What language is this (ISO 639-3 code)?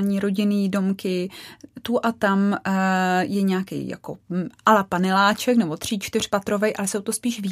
ces